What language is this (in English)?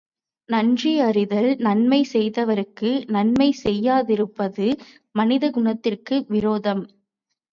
Tamil